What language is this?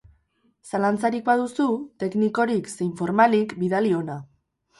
Basque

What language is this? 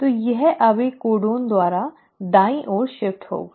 Hindi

